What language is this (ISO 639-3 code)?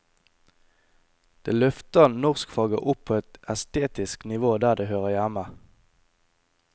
nor